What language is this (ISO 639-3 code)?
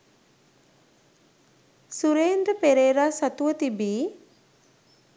sin